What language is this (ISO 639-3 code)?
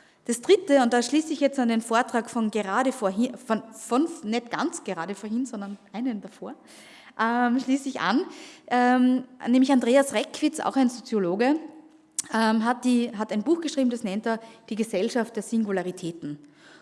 deu